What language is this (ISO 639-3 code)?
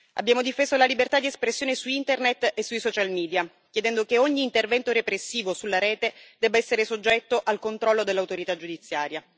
ita